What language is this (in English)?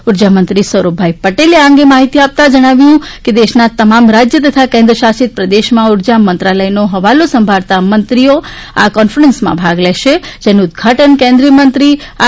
Gujarati